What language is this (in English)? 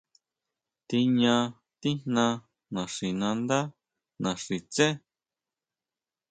Huautla Mazatec